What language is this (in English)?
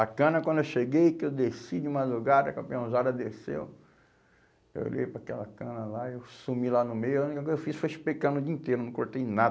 Portuguese